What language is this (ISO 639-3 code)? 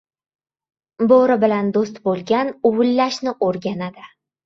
uzb